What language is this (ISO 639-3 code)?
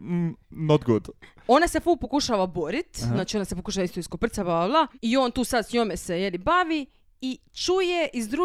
hrv